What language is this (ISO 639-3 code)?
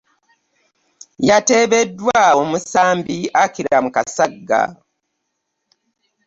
lug